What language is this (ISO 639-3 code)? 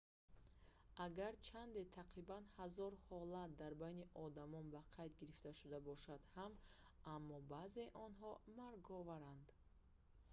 tgk